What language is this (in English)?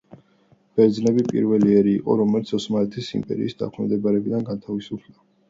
Georgian